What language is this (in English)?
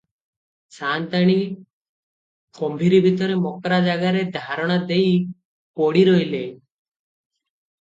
Odia